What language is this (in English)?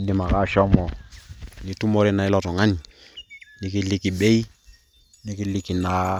Masai